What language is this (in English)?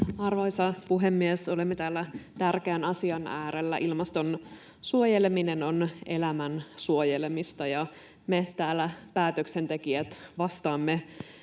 Finnish